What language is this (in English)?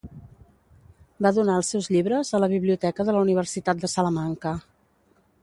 Catalan